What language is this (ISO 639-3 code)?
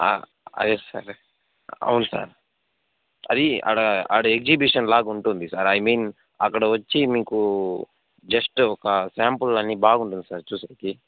tel